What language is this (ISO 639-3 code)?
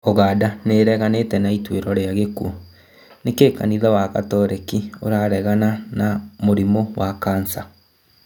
kik